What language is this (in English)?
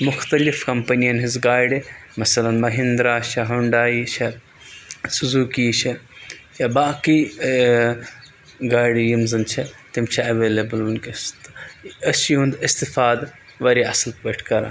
Kashmiri